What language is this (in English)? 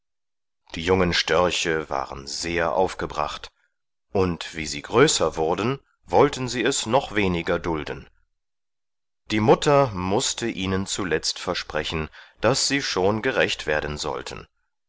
German